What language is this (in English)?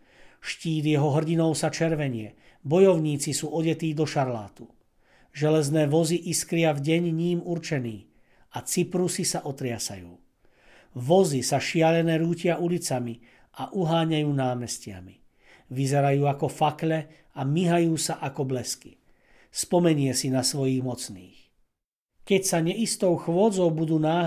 Slovak